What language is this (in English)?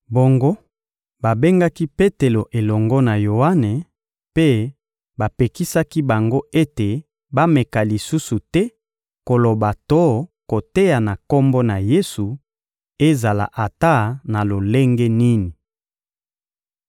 Lingala